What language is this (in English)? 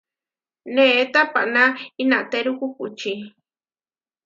Huarijio